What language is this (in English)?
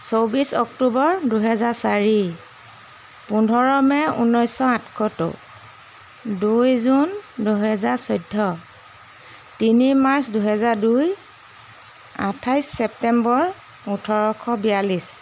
Assamese